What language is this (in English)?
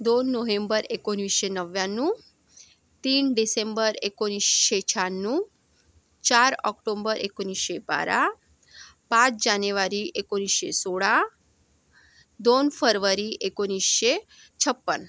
Marathi